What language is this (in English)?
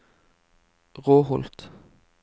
Norwegian